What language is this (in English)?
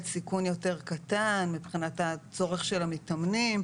Hebrew